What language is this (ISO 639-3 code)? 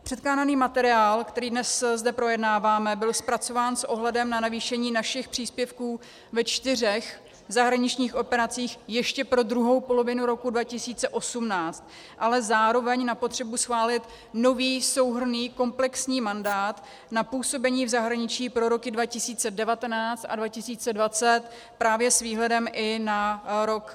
ces